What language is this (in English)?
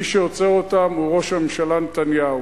Hebrew